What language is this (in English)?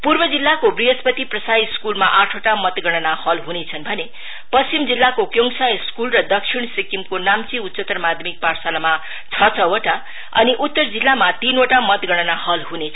Nepali